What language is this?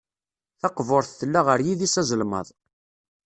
Kabyle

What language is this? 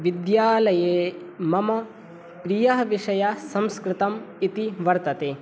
Sanskrit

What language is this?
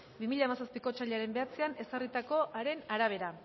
Basque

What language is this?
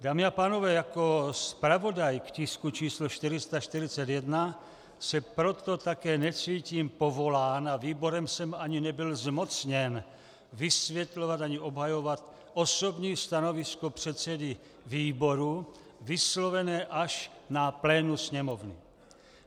Czech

